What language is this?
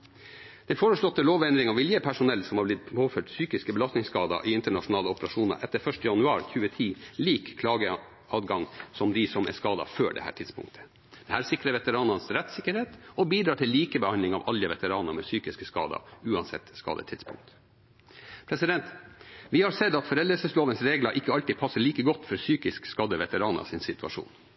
Norwegian Bokmål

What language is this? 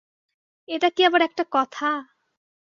Bangla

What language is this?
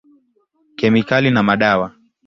Swahili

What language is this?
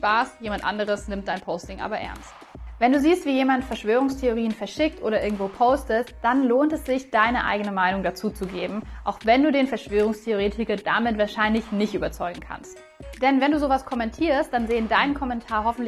German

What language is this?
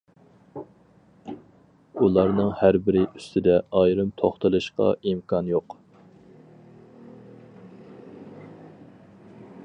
Uyghur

